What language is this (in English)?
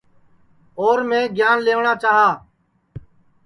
Sansi